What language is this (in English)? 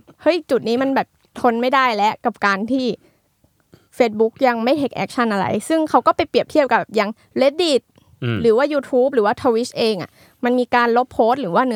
Thai